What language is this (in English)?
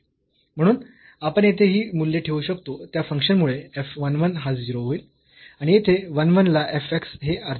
Marathi